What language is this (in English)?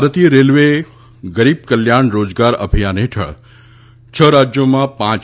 Gujarati